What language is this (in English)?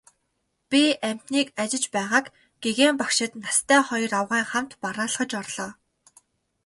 Mongolian